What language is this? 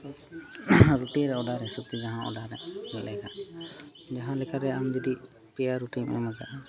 Santali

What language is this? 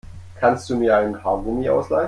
German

